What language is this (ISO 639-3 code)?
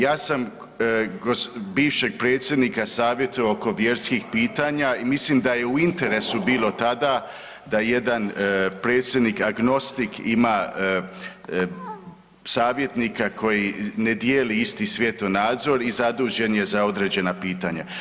hrv